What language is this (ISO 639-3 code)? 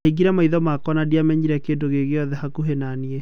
kik